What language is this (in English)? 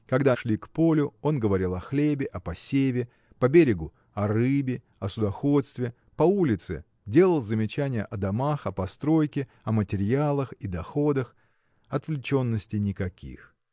Russian